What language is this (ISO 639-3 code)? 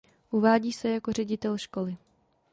ces